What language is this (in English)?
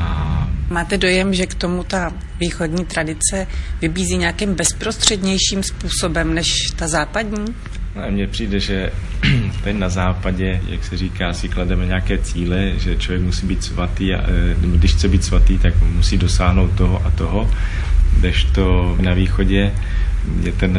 Czech